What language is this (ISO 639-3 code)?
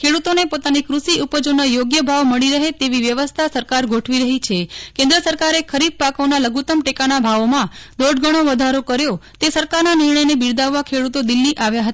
guj